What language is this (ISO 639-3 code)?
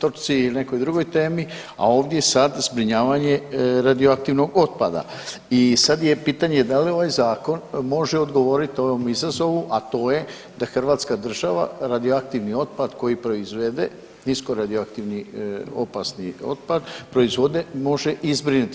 hrv